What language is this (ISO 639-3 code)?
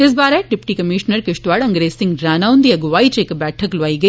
doi